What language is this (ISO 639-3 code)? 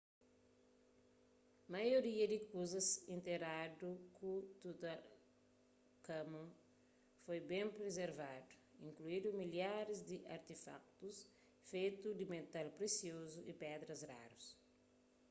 kea